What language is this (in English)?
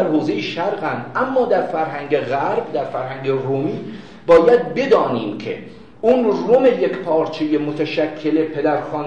Persian